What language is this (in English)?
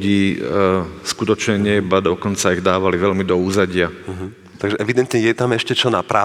Slovak